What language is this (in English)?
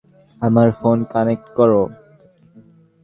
Bangla